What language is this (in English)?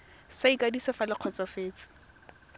Tswana